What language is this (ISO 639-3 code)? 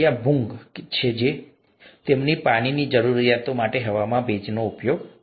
guj